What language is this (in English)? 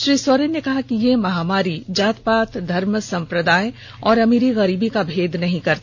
Hindi